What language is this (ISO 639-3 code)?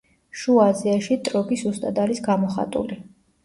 kat